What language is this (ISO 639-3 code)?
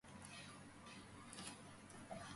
kat